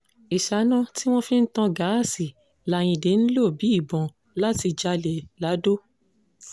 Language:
Yoruba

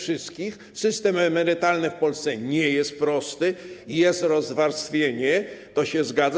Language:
Polish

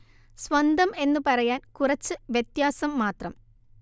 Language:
Malayalam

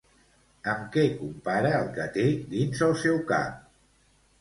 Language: Catalan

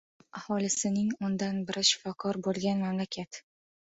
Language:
Uzbek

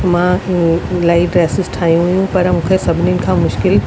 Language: Sindhi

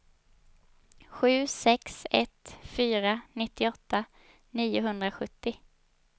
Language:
Swedish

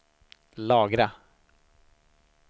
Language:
Swedish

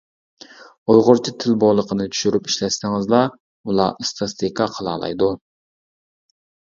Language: Uyghur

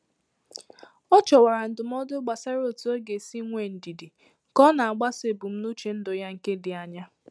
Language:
Igbo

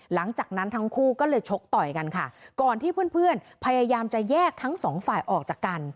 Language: Thai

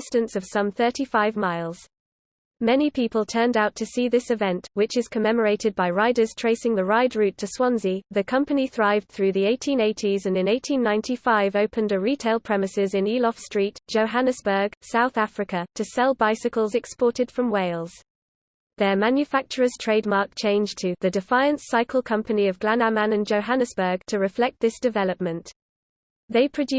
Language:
English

